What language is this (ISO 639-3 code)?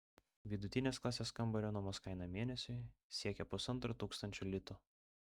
lit